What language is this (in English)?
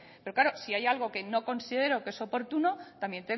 Spanish